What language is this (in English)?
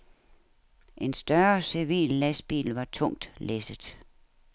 Danish